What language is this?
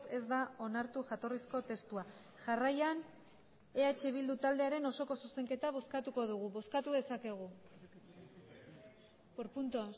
Basque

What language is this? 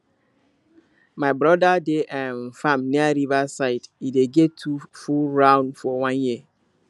Nigerian Pidgin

